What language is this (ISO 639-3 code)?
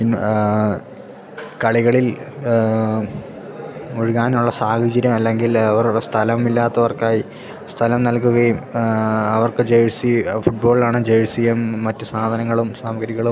mal